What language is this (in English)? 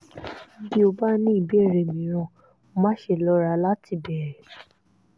Yoruba